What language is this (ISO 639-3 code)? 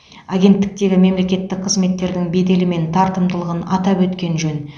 kaz